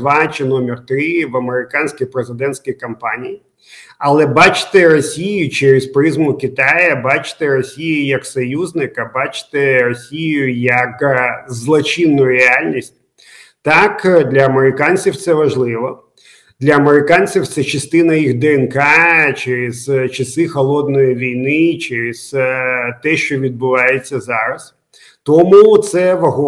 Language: Ukrainian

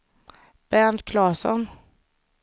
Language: Swedish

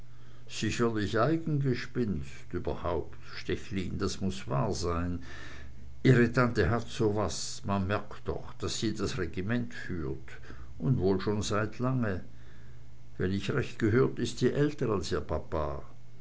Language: German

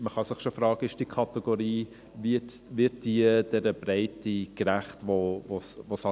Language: Swiss German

